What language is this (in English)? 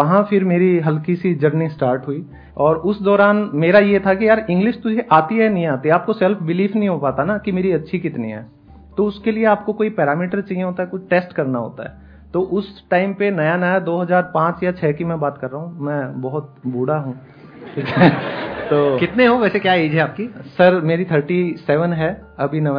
Hindi